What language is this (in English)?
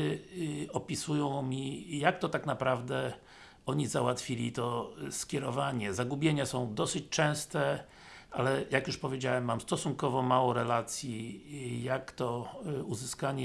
Polish